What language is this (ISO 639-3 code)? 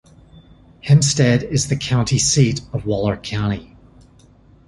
eng